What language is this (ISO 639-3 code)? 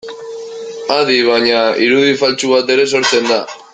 eus